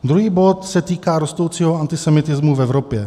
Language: Czech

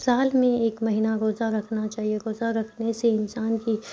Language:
Urdu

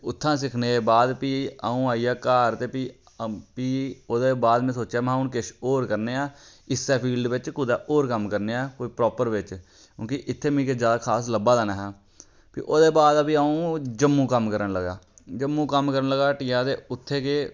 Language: Dogri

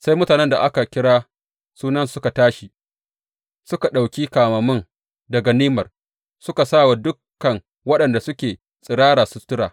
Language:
Hausa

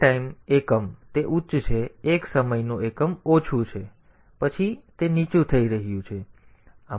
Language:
Gujarati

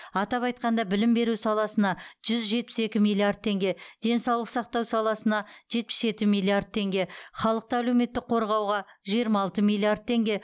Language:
Kazakh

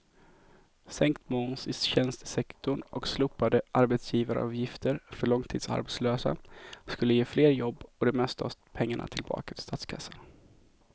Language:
Swedish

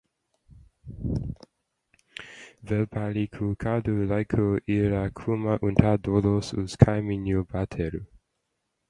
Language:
Latvian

